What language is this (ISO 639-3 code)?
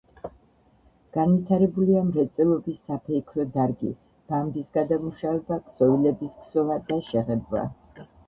kat